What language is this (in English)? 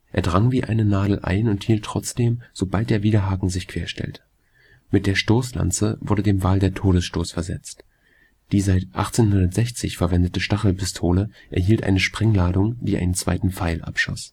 German